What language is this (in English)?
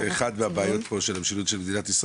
Hebrew